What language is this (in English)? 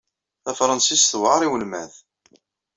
Kabyle